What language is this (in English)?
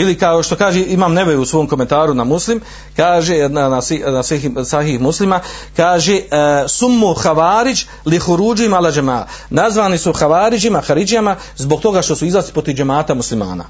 Croatian